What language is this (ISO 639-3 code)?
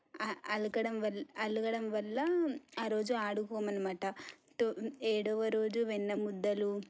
tel